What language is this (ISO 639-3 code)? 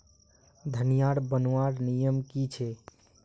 mag